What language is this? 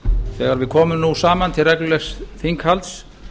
Icelandic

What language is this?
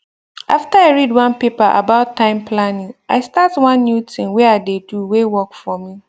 Nigerian Pidgin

